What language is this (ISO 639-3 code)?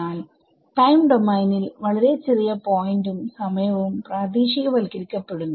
mal